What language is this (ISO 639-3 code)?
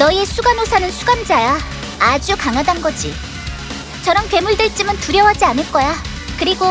kor